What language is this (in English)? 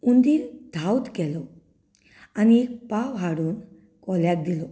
Konkani